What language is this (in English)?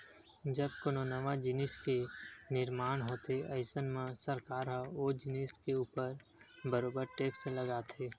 Chhattisgarhi